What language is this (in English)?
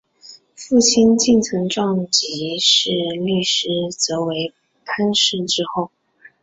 Chinese